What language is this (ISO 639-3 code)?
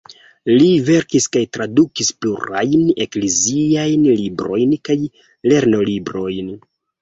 epo